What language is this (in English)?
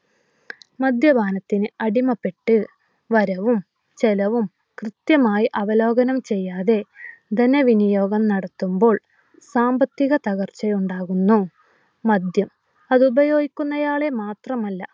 Malayalam